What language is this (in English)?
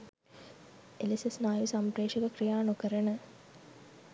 Sinhala